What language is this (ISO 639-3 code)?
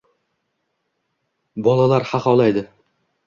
uzb